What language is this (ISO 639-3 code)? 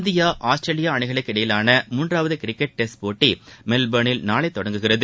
tam